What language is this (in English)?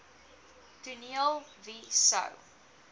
Afrikaans